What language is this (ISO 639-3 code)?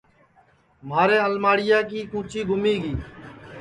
ssi